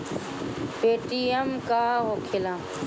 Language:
Bhojpuri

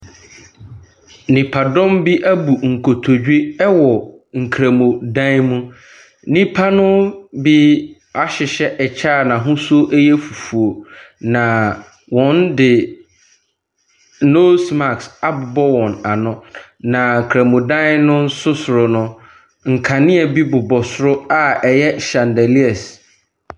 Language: Akan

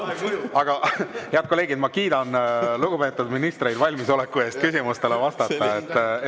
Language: Estonian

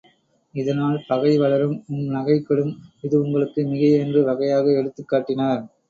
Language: Tamil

